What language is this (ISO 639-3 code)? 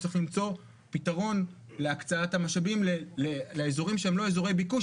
heb